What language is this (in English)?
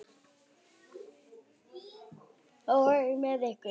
Icelandic